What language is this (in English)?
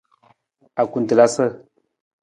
Nawdm